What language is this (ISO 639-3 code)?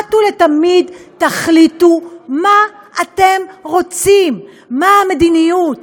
heb